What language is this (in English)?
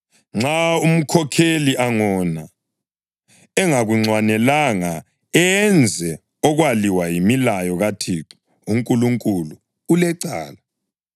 North Ndebele